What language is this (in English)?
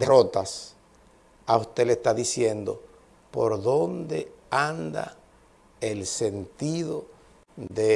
Spanish